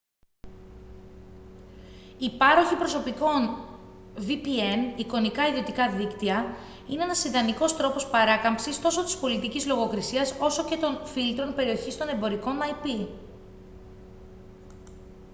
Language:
Greek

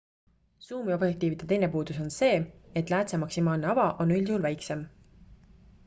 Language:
Estonian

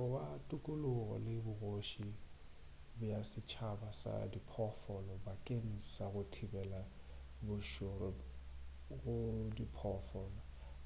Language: Northern Sotho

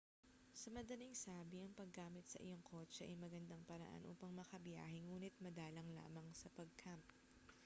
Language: Filipino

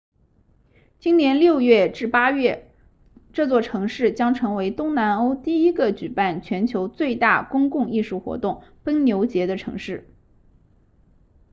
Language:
Chinese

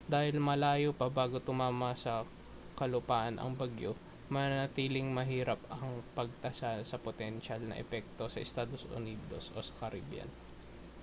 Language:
Filipino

